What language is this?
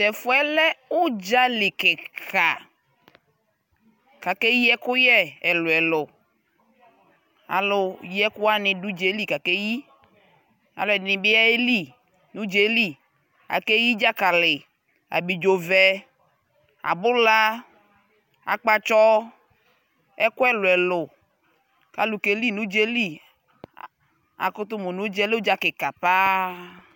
Ikposo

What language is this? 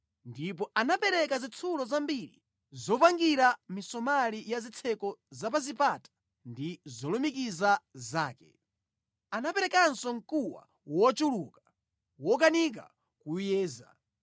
Nyanja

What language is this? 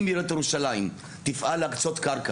Hebrew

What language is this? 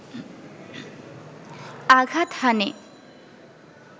Bangla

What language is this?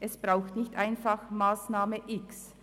Swiss German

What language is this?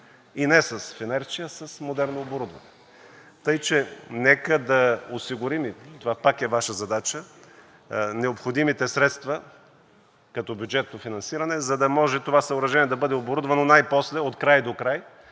Bulgarian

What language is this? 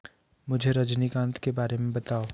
Hindi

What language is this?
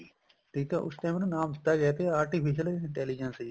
Punjabi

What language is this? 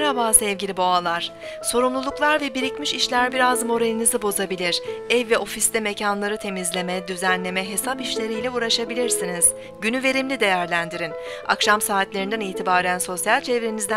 Turkish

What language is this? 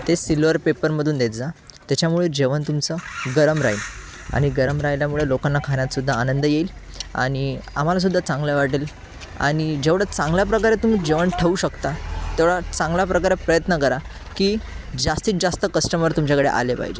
Marathi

